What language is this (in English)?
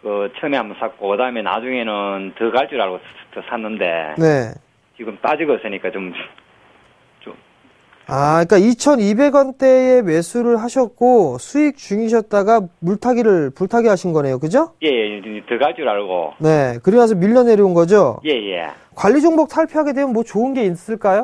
Korean